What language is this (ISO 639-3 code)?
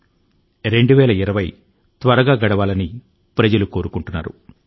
tel